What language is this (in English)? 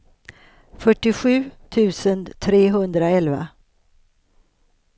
Swedish